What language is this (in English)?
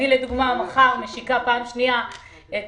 Hebrew